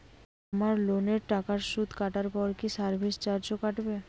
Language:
Bangla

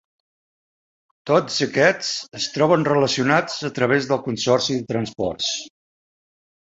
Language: Catalan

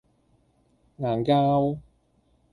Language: Cantonese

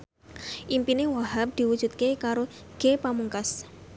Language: Javanese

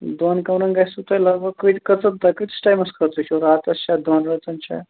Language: Kashmiri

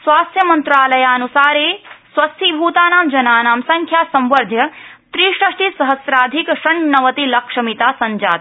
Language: Sanskrit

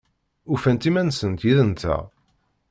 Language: Kabyle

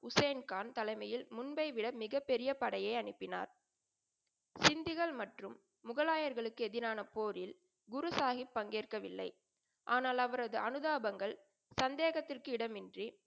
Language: Tamil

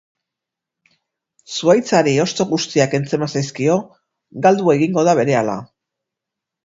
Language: Basque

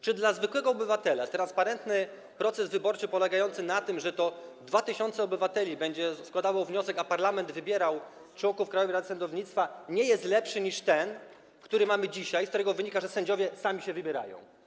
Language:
Polish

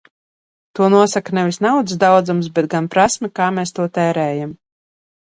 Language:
Latvian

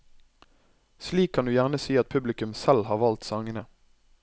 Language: Norwegian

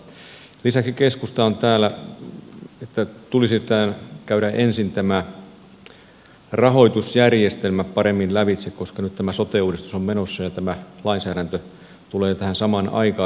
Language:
Finnish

